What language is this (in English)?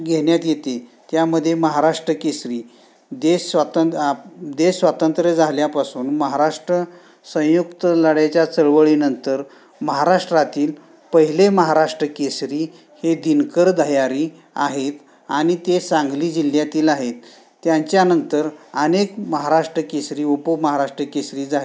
Marathi